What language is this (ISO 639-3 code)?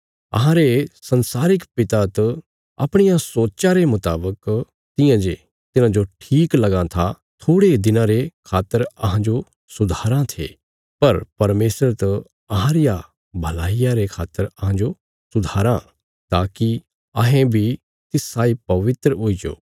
kfs